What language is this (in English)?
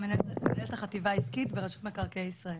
Hebrew